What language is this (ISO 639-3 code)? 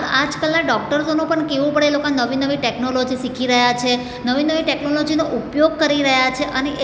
guj